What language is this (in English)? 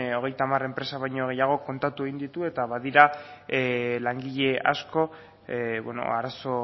Basque